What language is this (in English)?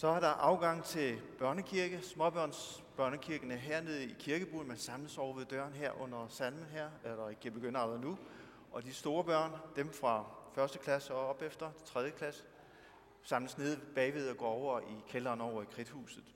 Danish